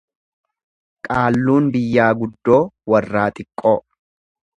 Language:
Oromo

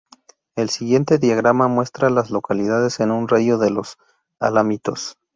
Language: Spanish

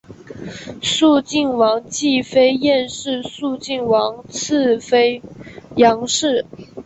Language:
Chinese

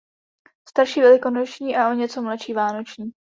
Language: Czech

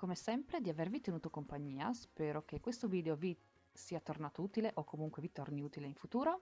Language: Italian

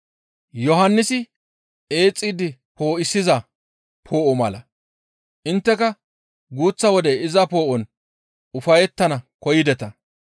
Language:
Gamo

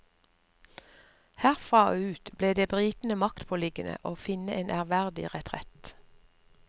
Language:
Norwegian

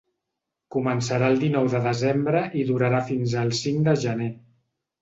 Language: Catalan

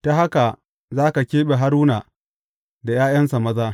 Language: Hausa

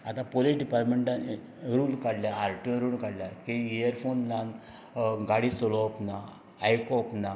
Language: Konkani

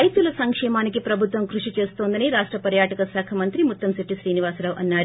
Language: Telugu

